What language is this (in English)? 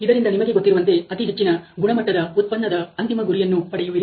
Kannada